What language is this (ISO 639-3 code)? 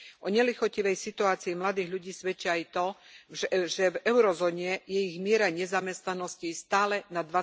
slk